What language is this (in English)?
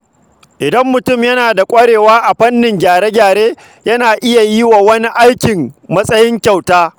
Hausa